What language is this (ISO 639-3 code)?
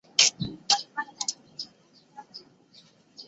zho